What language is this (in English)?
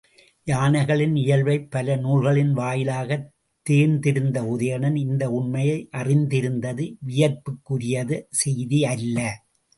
Tamil